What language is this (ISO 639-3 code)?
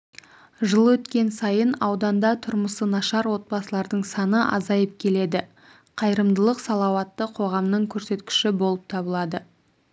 kaz